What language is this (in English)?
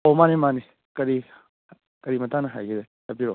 Manipuri